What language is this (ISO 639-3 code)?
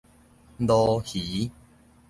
nan